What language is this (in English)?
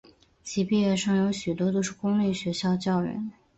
Chinese